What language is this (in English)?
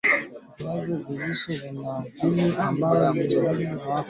Swahili